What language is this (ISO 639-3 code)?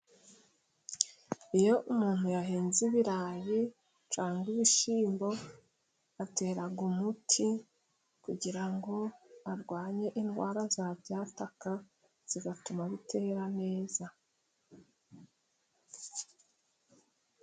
kin